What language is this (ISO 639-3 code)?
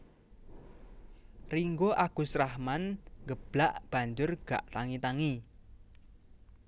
jav